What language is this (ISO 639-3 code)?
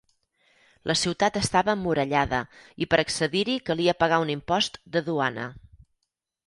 cat